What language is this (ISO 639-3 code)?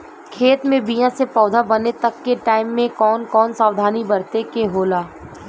bho